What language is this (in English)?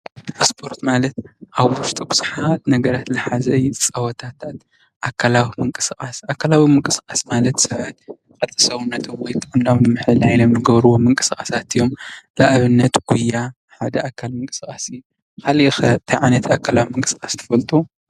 Tigrinya